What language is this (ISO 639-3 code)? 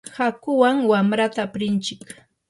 qur